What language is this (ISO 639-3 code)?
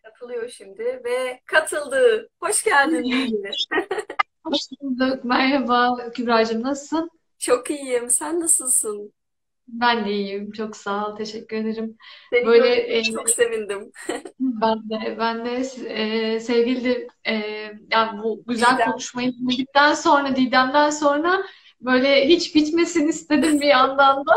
tur